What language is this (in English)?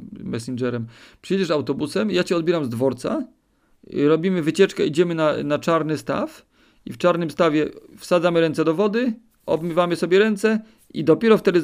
Polish